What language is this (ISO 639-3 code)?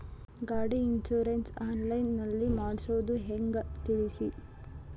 kan